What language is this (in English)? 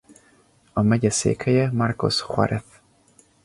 Hungarian